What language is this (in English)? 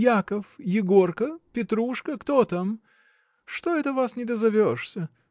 Russian